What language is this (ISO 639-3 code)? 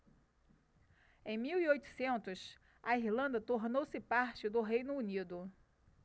por